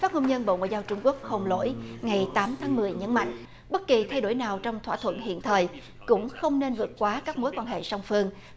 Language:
Vietnamese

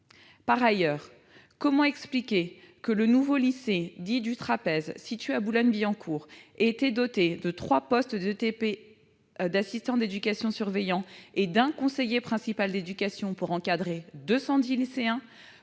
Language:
French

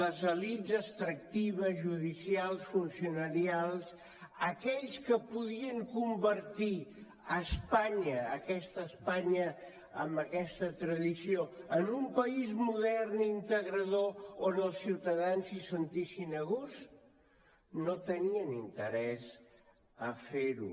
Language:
Catalan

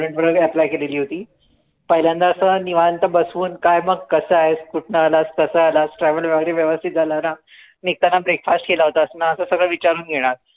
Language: Marathi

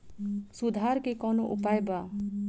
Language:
Bhojpuri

